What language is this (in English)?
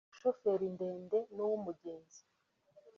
Kinyarwanda